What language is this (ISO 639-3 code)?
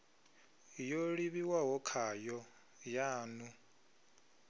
ven